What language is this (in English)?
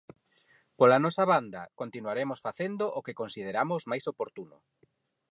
Galician